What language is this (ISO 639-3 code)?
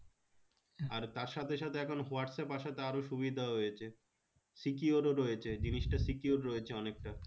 ben